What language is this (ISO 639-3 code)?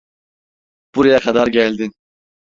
tur